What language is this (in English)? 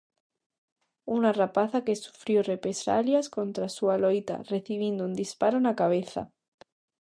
Galician